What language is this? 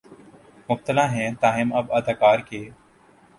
Urdu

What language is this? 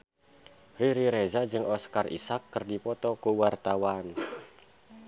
Sundanese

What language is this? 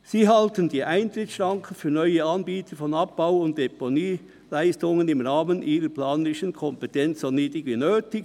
Swiss German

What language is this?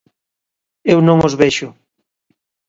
Galician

